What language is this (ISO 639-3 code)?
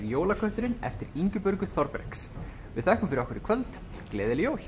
isl